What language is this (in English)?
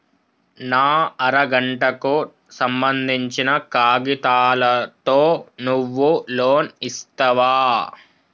Telugu